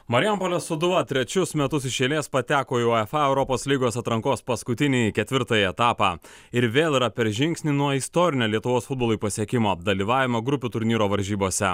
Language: Lithuanian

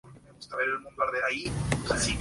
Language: Spanish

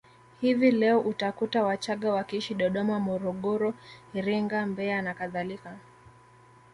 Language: Swahili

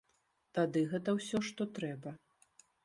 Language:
Belarusian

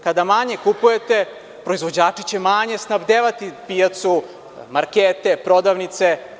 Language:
Serbian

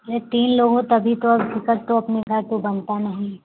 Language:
Hindi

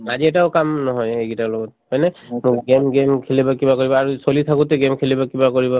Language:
Assamese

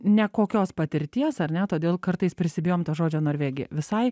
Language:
Lithuanian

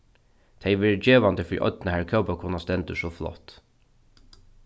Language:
Faroese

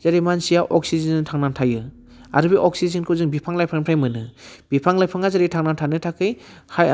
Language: Bodo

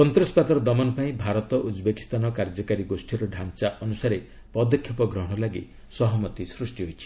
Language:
Odia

